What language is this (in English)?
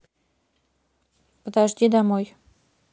Russian